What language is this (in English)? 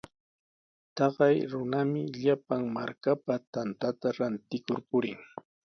Sihuas Ancash Quechua